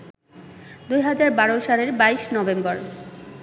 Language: Bangla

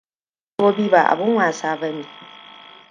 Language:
Hausa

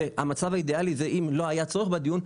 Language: Hebrew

